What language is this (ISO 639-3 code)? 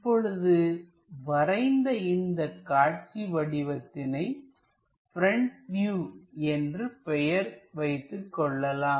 tam